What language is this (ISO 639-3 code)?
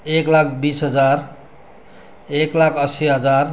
nep